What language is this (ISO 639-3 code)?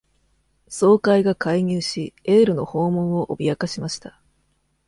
jpn